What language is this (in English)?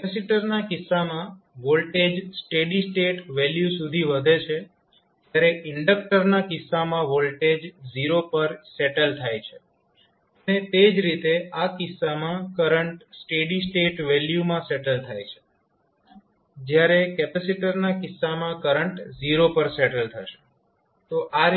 Gujarati